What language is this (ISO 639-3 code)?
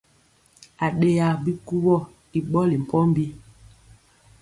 mcx